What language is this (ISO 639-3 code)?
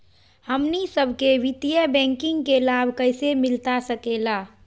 mag